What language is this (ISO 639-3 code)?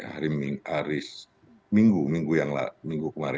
ind